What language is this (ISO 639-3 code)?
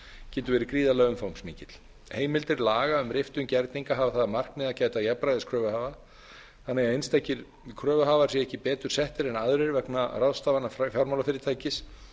isl